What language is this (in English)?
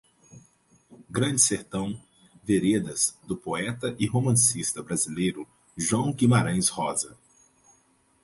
Portuguese